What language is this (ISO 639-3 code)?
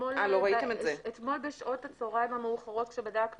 heb